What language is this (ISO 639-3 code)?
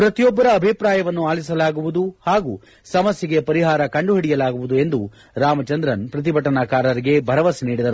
kan